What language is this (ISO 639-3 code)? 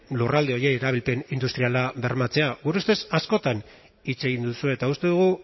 eus